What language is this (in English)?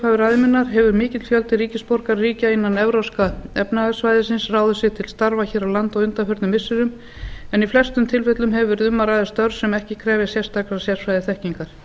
Icelandic